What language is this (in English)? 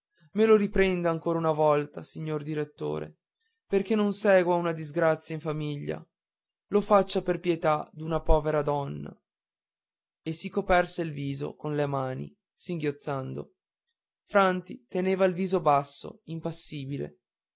Italian